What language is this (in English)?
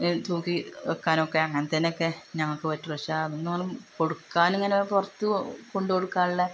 Malayalam